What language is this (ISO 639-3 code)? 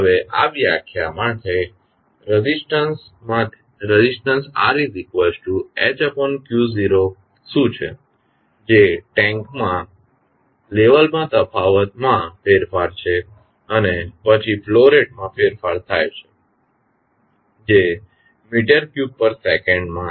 guj